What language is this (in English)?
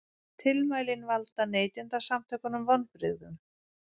Icelandic